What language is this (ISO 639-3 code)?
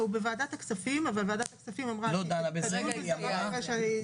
heb